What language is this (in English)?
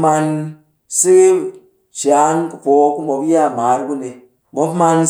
Cakfem-Mushere